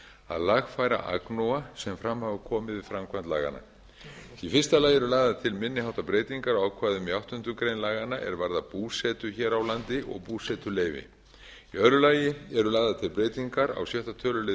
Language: Icelandic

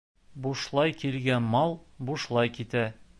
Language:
Bashkir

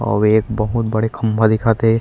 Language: Chhattisgarhi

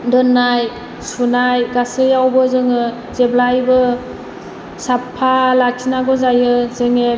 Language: Bodo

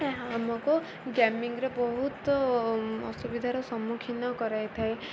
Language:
Odia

